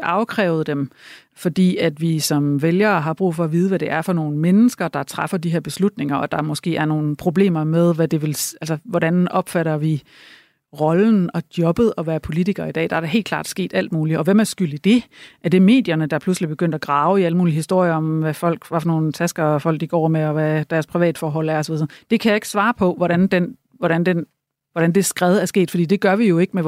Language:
Danish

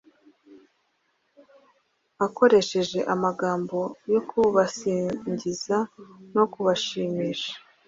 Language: Kinyarwanda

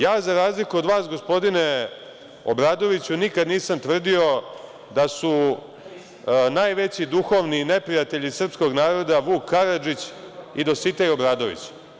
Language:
Serbian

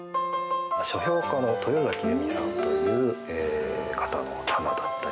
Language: Japanese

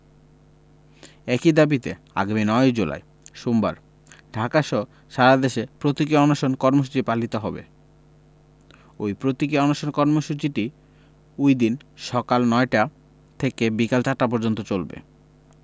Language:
Bangla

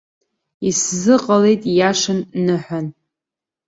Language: Abkhazian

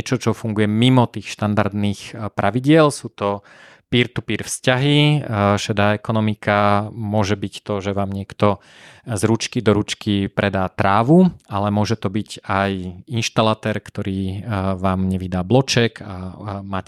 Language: Slovak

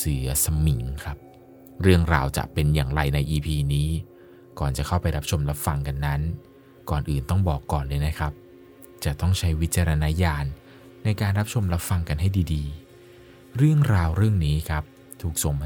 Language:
Thai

